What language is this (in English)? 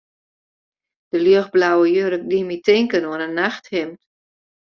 Western Frisian